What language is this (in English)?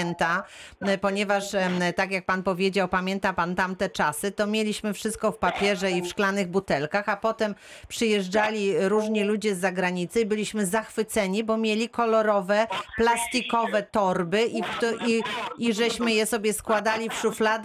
Polish